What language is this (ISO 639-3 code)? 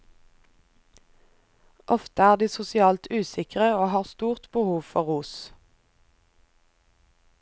nor